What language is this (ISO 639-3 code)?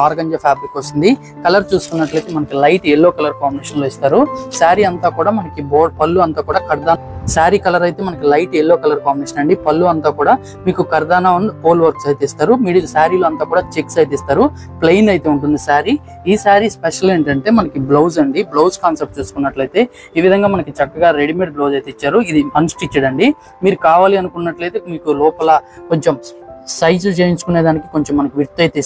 tel